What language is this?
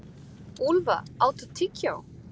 Icelandic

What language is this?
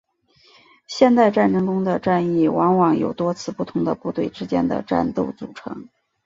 Chinese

